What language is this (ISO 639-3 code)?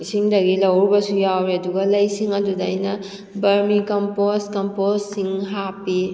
mni